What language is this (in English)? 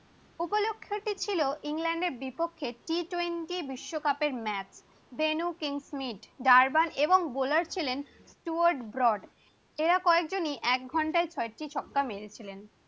Bangla